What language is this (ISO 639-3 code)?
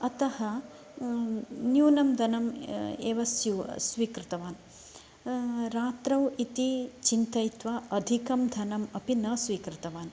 san